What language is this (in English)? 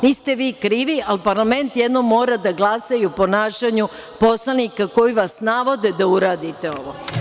Serbian